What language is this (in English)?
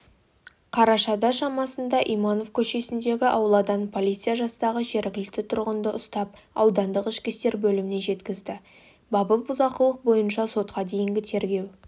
Kazakh